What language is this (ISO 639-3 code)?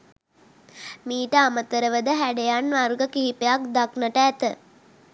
sin